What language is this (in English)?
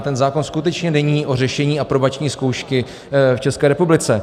Czech